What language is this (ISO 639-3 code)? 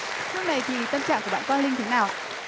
vie